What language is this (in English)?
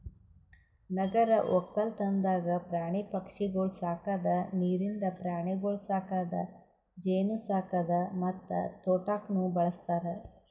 Kannada